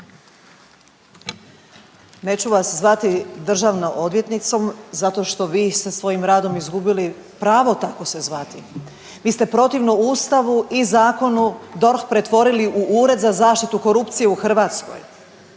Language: Croatian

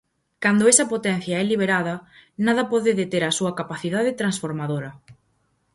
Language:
Galician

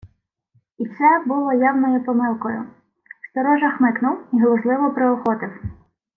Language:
Ukrainian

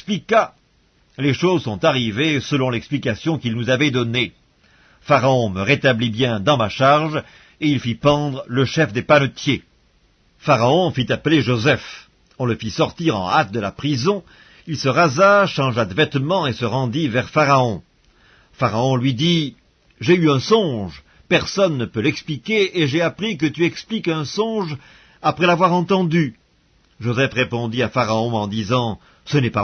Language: French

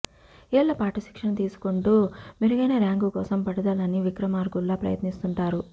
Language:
Telugu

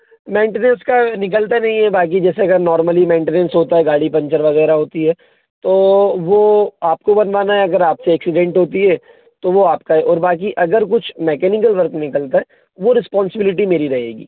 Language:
Hindi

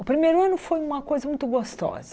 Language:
Portuguese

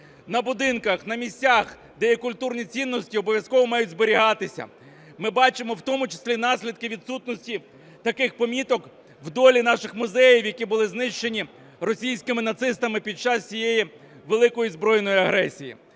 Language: Ukrainian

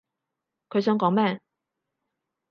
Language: Cantonese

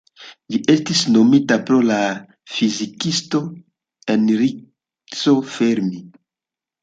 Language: Esperanto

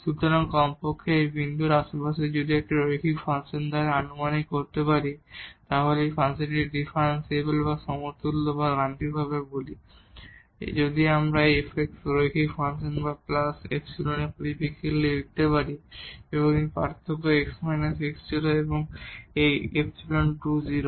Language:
Bangla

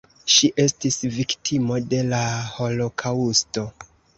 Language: Esperanto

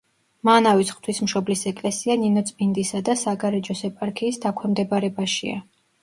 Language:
Georgian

